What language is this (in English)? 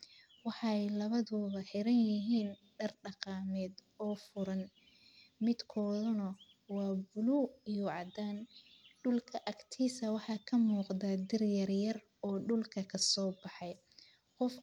Somali